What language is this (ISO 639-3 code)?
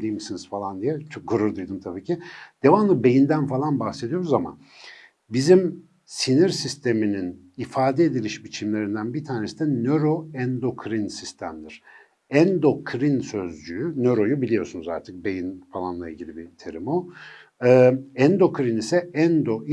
tur